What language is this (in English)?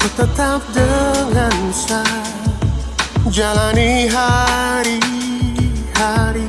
Indonesian